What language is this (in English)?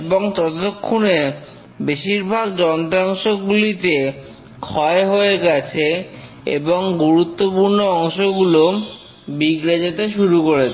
Bangla